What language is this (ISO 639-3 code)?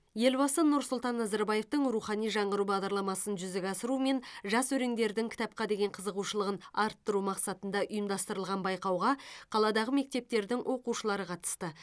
kaz